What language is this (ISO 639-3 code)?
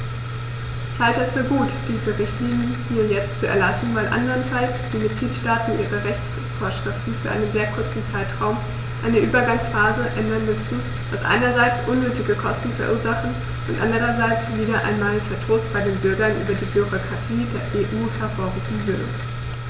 deu